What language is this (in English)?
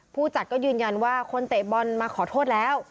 Thai